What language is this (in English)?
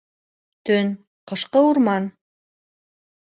Bashkir